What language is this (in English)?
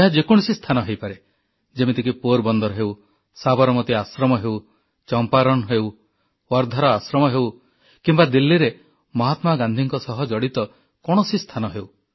Odia